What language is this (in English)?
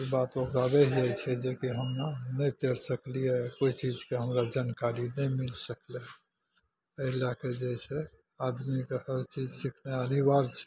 Maithili